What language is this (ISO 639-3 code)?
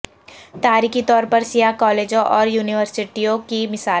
urd